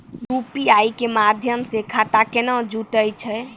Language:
Maithili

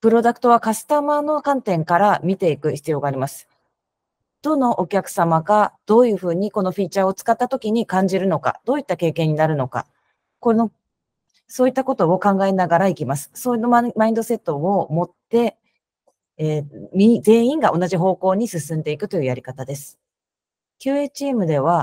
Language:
Japanese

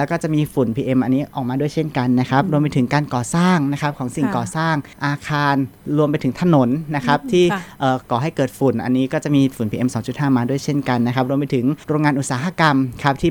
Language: Thai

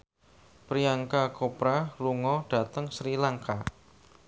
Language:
Javanese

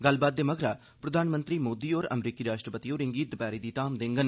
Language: Dogri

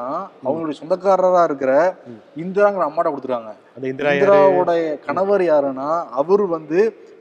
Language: Tamil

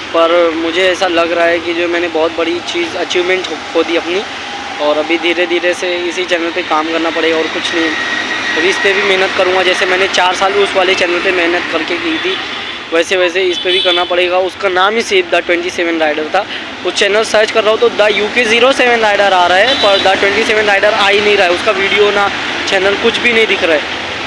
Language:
Hindi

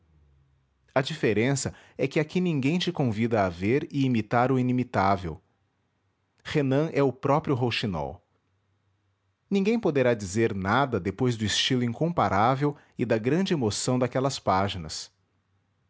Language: Portuguese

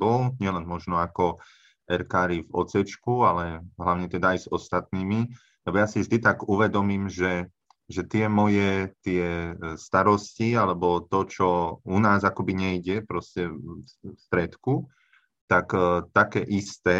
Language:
Slovak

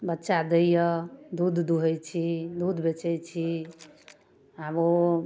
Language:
Maithili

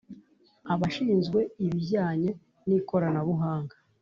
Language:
Kinyarwanda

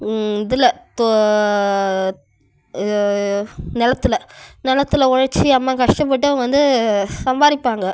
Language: Tamil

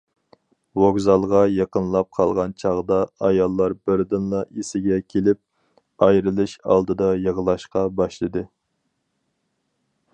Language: Uyghur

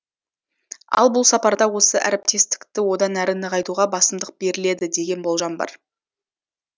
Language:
Kazakh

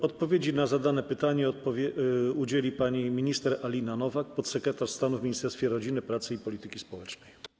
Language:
Polish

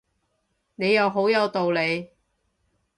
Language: Cantonese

